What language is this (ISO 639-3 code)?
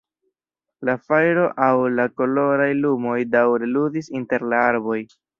epo